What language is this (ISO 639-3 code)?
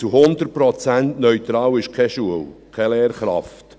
gsw